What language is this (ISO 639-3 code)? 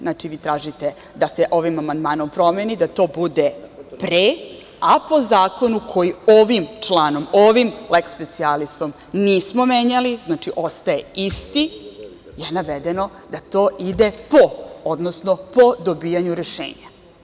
srp